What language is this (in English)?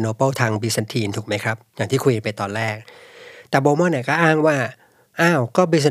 Thai